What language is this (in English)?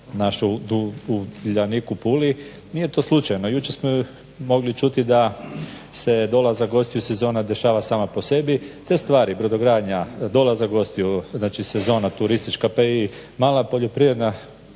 Croatian